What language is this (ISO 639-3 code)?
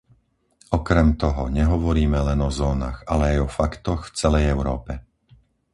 slk